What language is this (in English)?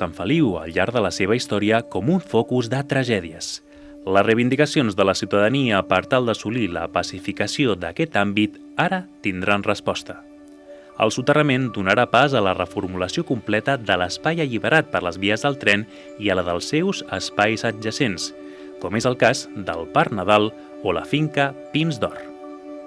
Catalan